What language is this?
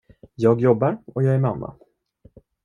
Swedish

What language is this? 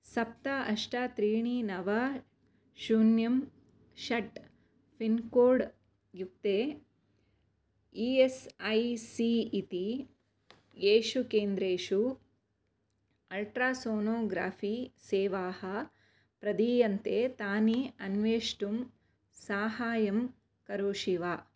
Sanskrit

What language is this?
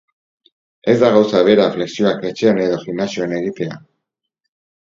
Basque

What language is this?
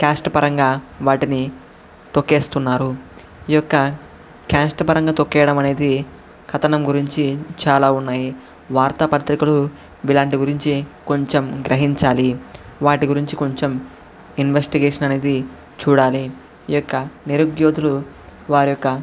Telugu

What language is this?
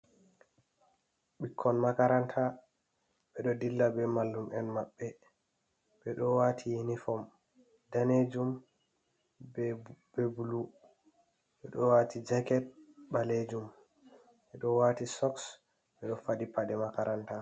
Fula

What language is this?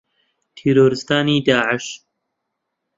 Central Kurdish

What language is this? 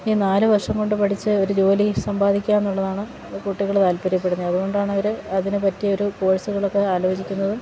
Malayalam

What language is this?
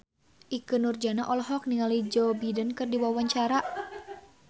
Sundanese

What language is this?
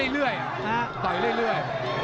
Thai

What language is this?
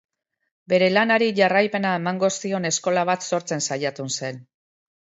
Basque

